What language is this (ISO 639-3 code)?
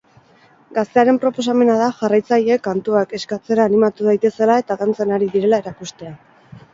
eus